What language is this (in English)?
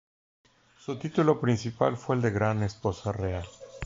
Spanish